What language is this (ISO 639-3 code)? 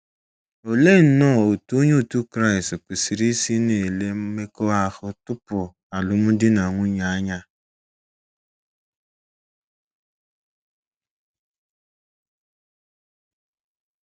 ibo